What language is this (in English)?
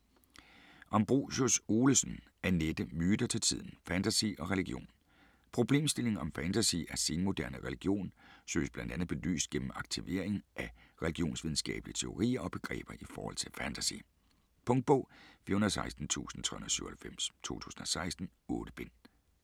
Danish